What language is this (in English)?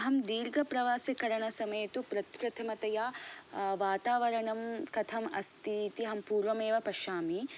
Sanskrit